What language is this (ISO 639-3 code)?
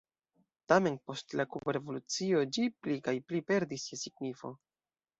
epo